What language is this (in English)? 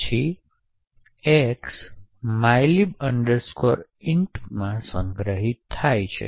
Gujarati